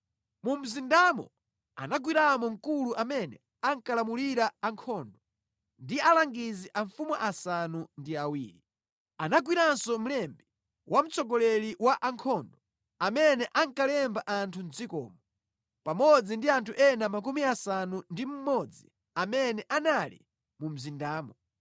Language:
Nyanja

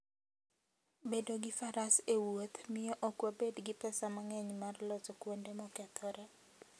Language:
Luo (Kenya and Tanzania)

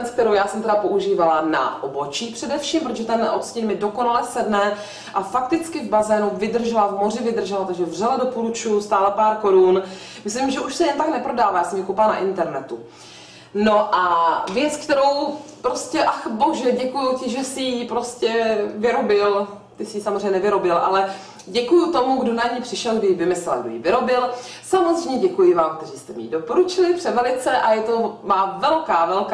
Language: Czech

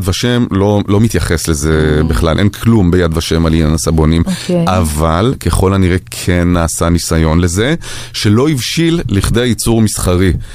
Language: Hebrew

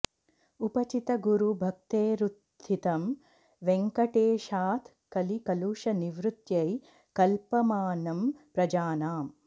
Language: Sanskrit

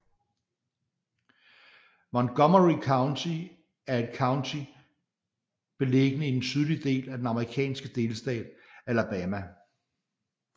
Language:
Danish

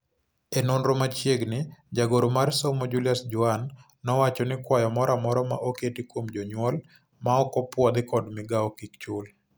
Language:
Luo (Kenya and Tanzania)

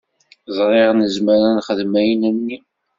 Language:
Kabyle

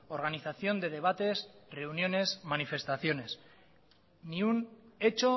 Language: Spanish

